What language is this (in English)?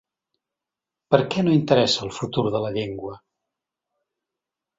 Catalan